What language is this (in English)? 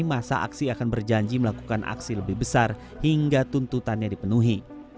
Indonesian